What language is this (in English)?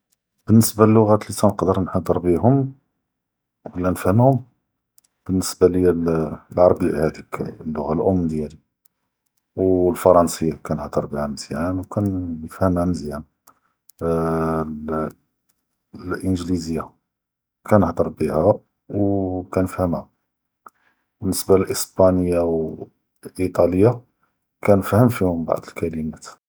Judeo-Arabic